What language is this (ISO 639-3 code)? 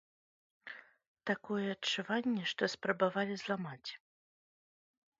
bel